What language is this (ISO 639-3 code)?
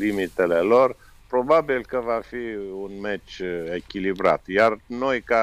ron